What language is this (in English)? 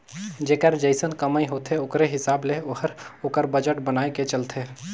Chhattisgarhi